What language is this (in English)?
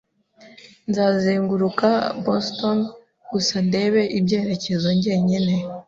Kinyarwanda